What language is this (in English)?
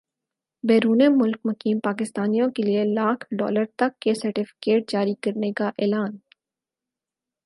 Urdu